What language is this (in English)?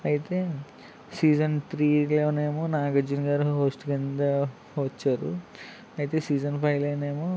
Telugu